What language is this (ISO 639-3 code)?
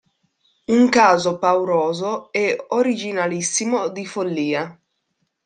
ita